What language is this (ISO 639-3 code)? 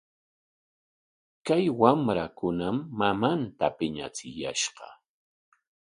qwa